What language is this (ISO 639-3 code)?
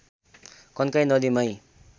nep